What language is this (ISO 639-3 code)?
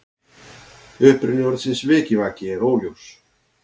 isl